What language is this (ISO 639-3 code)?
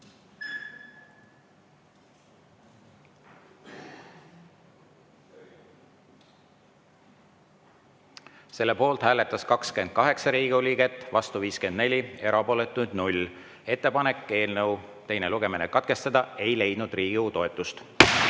est